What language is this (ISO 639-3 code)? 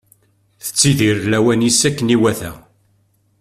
kab